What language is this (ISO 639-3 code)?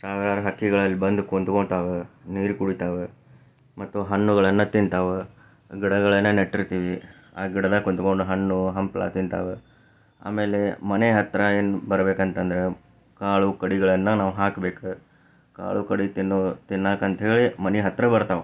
kan